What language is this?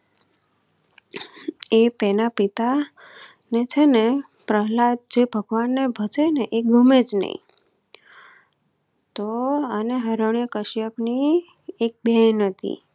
Gujarati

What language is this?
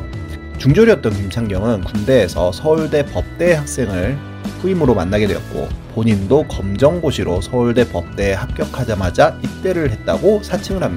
Korean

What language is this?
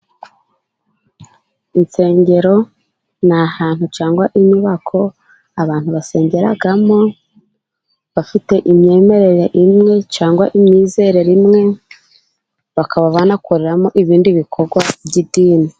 Kinyarwanda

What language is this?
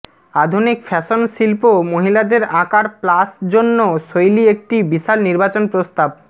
Bangla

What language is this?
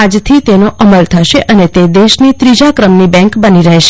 Gujarati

